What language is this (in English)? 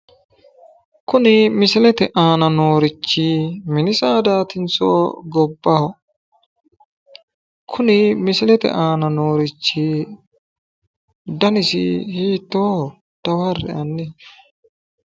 Sidamo